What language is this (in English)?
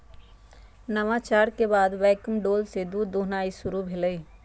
Magahi